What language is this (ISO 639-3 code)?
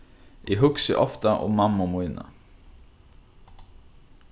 fao